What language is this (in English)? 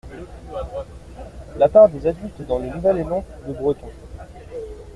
French